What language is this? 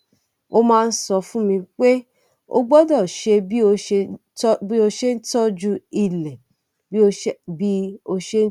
Yoruba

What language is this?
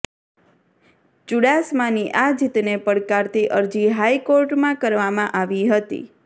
Gujarati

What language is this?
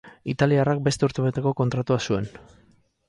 Basque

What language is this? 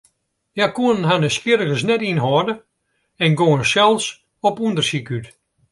Western Frisian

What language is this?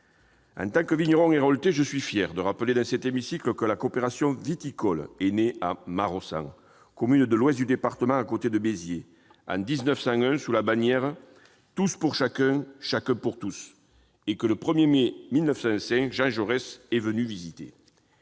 French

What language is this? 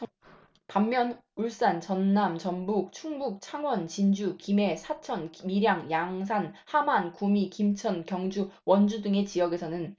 Korean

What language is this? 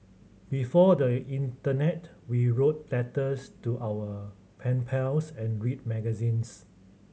English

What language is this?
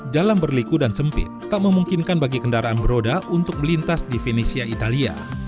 Indonesian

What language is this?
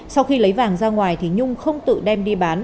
Vietnamese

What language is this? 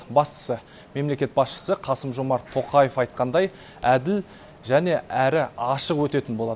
Kazakh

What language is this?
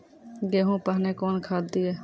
Maithili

